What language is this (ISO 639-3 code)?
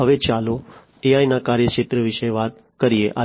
guj